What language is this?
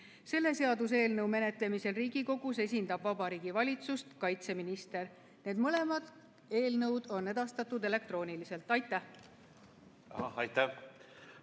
Estonian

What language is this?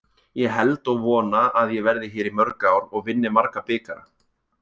Icelandic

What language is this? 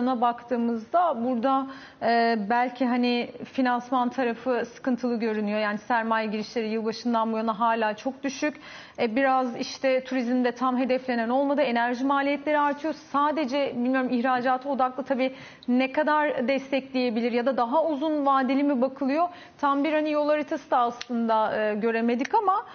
Turkish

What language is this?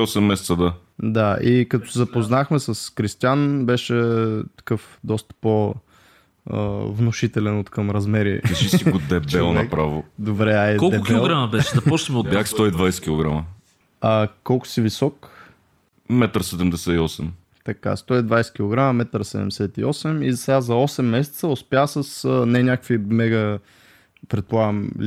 Bulgarian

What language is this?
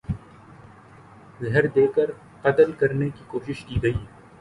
Urdu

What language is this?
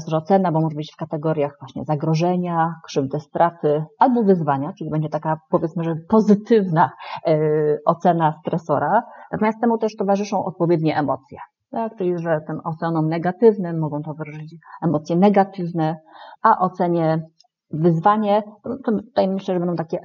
Polish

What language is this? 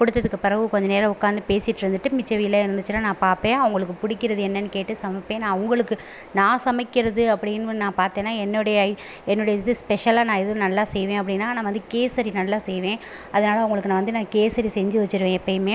Tamil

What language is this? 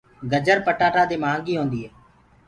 Gurgula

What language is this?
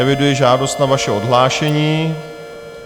Czech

